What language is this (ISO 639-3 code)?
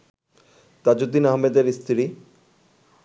ben